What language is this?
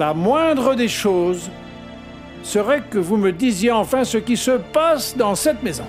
French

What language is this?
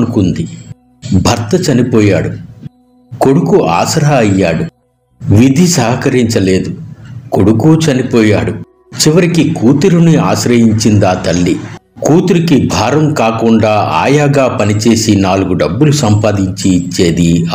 Romanian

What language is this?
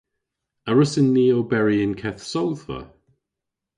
Cornish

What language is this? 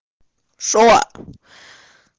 Russian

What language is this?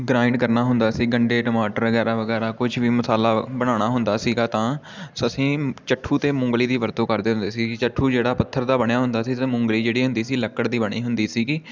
Punjabi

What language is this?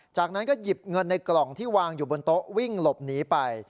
Thai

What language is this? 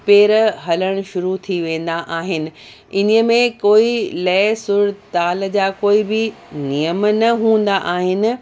Sindhi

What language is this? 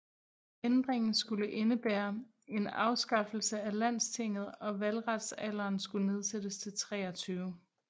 Danish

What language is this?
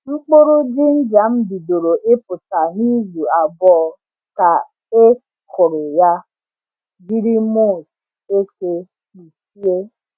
Igbo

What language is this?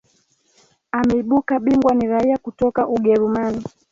Swahili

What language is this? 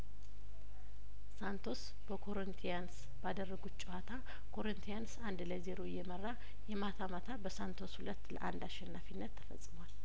Amharic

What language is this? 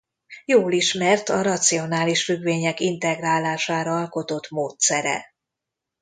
Hungarian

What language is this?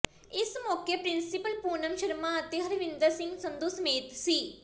Punjabi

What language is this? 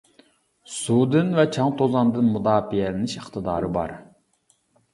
Uyghur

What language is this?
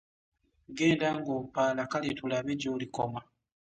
Ganda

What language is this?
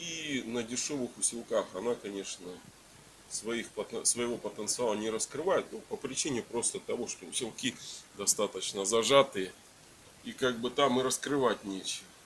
Russian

